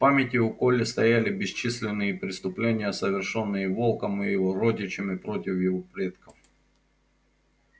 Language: Russian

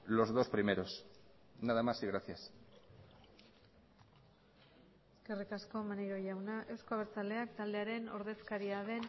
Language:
Basque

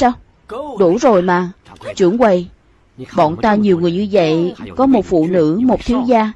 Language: Vietnamese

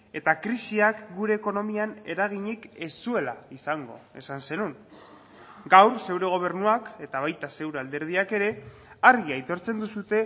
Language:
Basque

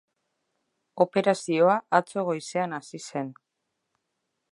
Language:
Basque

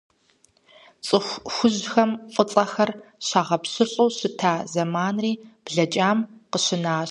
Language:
Kabardian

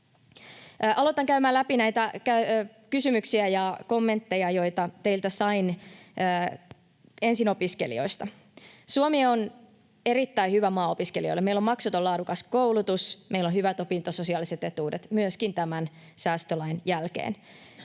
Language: Finnish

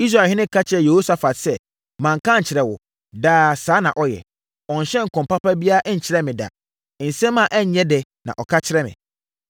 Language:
Akan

